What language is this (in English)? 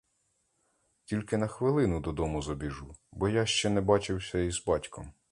Ukrainian